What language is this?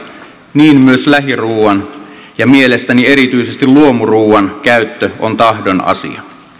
Finnish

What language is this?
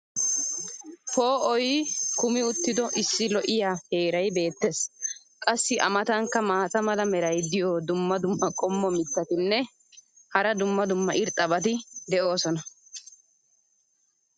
Wolaytta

